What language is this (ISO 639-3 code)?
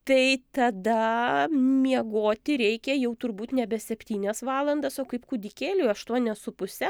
lit